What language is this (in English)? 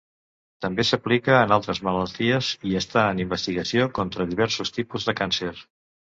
Catalan